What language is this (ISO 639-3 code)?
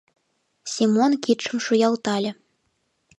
chm